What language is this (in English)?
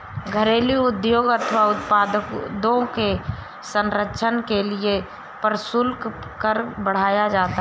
Hindi